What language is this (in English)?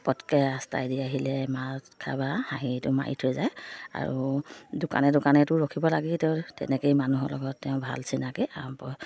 Assamese